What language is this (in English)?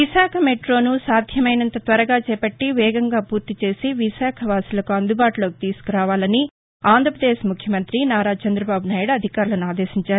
Telugu